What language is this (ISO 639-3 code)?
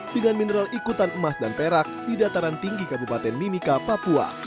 ind